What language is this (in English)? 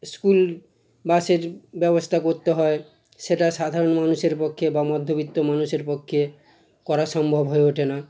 Bangla